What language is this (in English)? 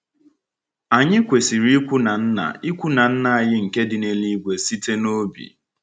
Igbo